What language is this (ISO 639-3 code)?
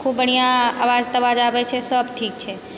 mai